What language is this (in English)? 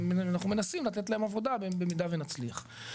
Hebrew